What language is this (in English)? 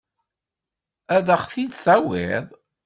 Kabyle